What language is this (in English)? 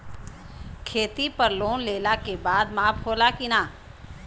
Bhojpuri